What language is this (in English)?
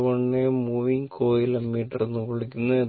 Malayalam